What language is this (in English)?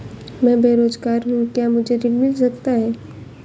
Hindi